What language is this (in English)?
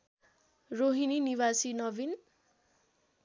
Nepali